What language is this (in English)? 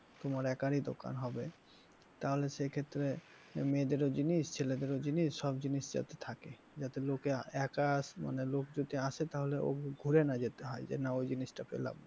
Bangla